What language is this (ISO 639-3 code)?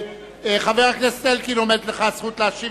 heb